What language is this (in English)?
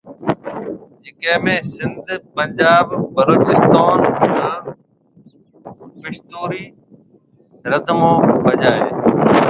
Marwari (Pakistan)